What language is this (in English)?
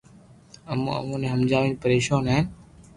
Loarki